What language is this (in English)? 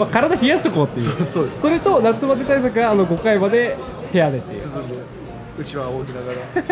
Japanese